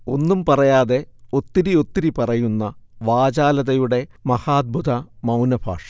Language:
Malayalam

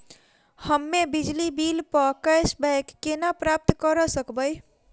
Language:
Maithili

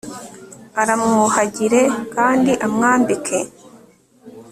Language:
Kinyarwanda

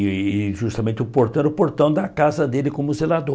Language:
Portuguese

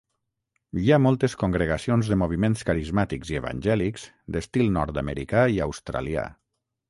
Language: Catalan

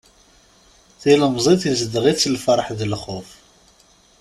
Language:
Kabyle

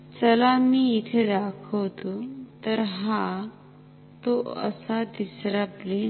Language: Marathi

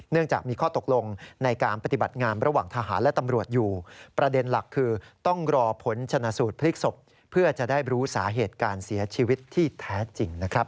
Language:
Thai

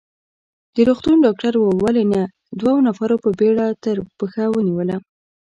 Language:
Pashto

